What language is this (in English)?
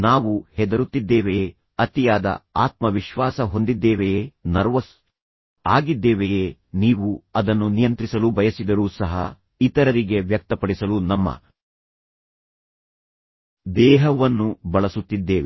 Kannada